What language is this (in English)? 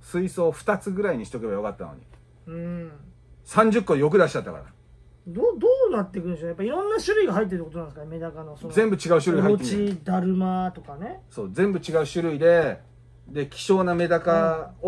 Japanese